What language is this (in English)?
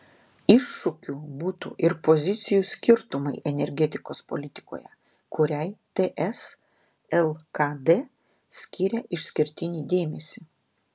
Lithuanian